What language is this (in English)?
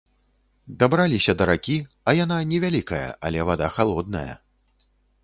Belarusian